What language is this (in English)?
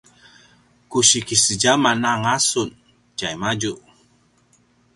Paiwan